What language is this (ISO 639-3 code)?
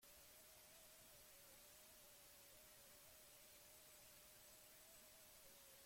eus